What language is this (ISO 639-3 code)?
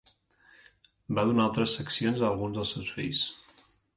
cat